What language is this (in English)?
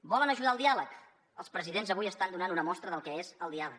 Catalan